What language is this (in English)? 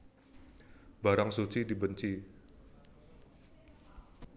Javanese